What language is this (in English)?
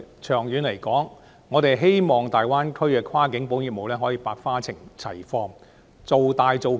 Cantonese